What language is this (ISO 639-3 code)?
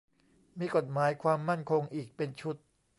tha